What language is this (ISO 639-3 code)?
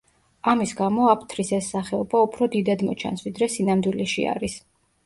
kat